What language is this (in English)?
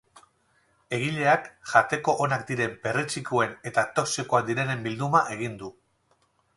Basque